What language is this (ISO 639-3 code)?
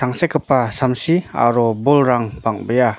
grt